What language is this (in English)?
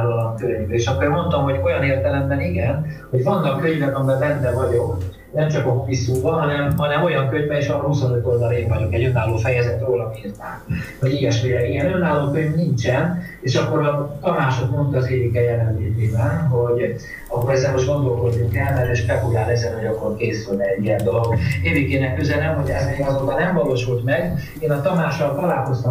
Hungarian